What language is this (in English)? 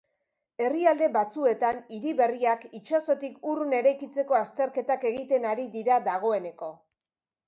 Basque